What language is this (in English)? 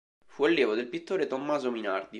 Italian